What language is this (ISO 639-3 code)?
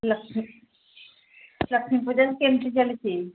ori